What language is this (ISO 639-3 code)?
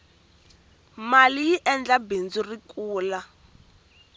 tso